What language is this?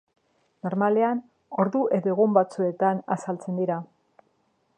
Basque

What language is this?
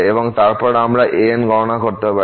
Bangla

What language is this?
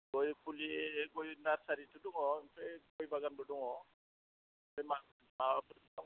Bodo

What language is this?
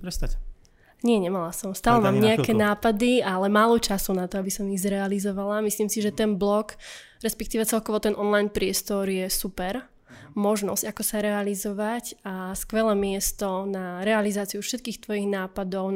Slovak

